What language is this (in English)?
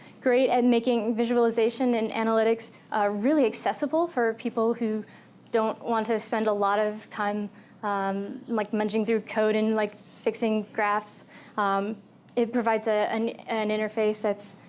English